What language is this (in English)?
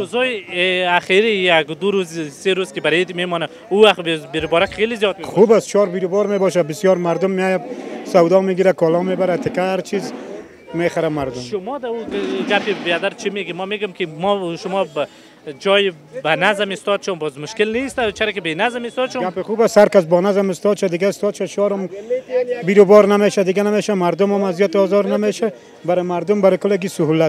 Arabic